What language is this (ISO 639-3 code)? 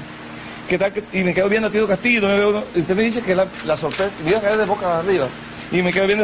spa